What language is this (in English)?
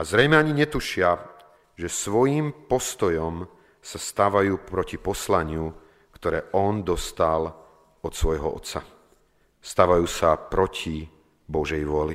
Slovak